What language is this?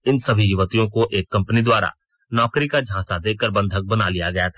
Hindi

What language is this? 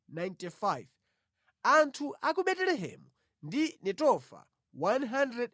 Nyanja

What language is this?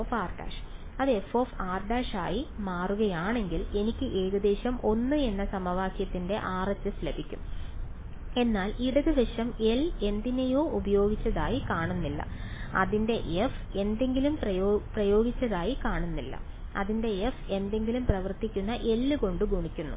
Malayalam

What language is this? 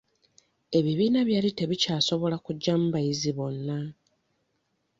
Ganda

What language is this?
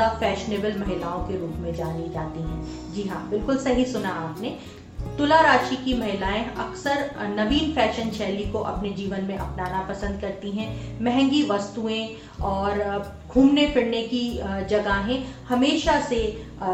Hindi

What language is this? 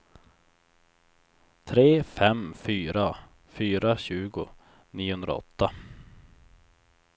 Swedish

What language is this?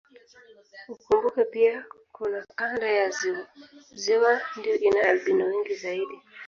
Swahili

